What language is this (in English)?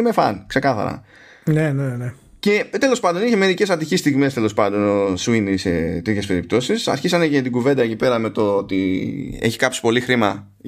Greek